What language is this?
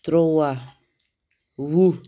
Kashmiri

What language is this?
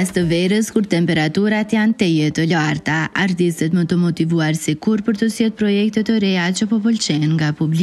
Romanian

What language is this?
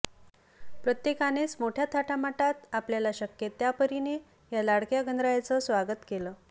Marathi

